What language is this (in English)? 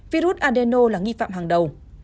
Vietnamese